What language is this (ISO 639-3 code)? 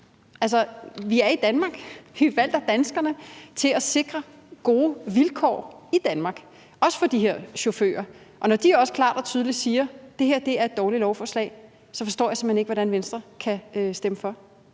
dan